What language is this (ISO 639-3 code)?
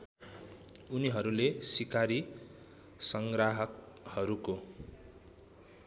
nep